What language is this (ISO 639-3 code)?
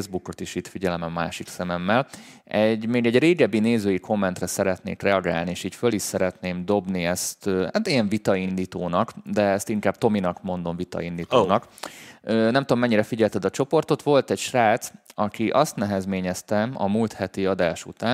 hun